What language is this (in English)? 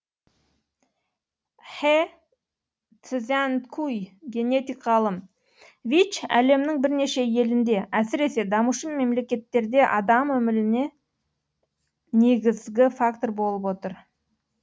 Kazakh